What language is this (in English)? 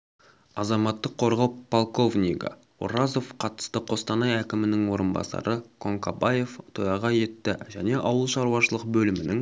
Kazakh